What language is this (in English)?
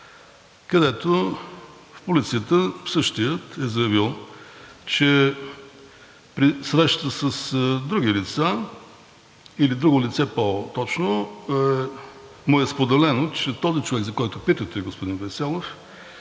Bulgarian